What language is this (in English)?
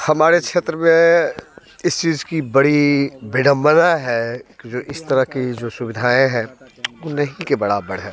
Hindi